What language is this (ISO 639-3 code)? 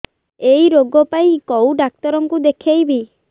ori